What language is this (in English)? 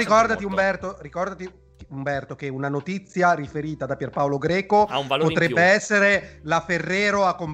Italian